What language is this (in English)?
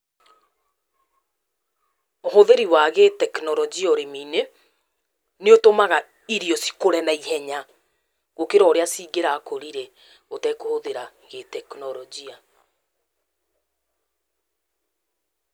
Kikuyu